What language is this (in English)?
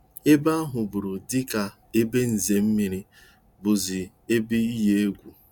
Igbo